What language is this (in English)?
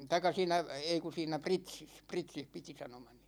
Finnish